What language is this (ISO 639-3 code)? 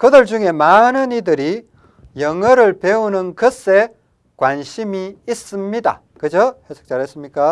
kor